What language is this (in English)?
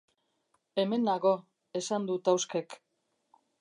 Basque